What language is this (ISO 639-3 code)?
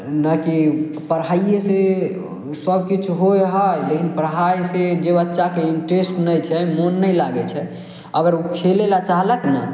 mai